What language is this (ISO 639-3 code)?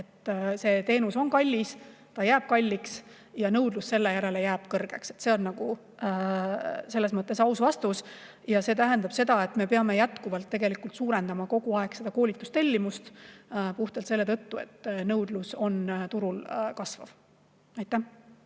est